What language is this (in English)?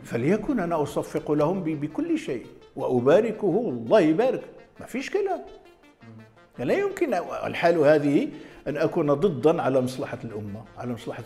Arabic